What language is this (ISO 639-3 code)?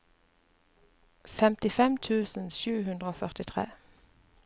nor